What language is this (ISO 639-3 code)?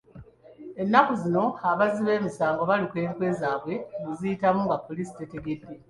lug